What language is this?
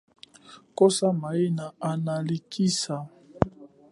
Chokwe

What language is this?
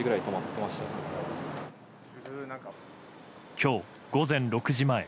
Japanese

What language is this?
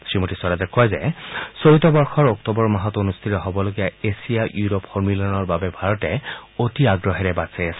Assamese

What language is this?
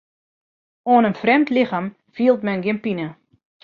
Western Frisian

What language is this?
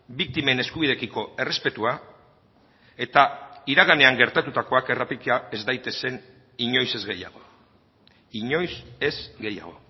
Basque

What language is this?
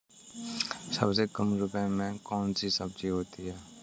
Hindi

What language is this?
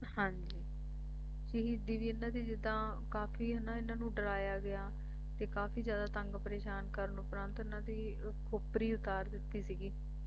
Punjabi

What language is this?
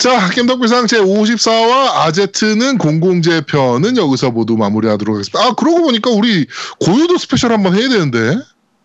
Korean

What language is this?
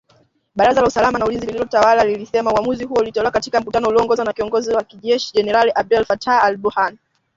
Swahili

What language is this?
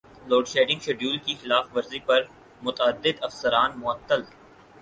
Urdu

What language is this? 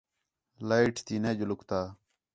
Khetrani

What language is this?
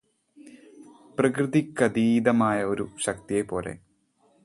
Malayalam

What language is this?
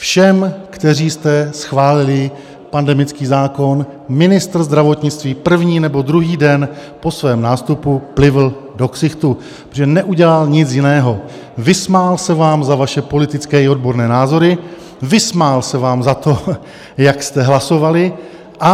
Czech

